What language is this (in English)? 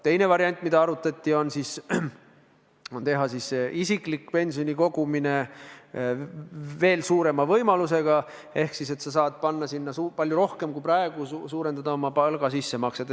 Estonian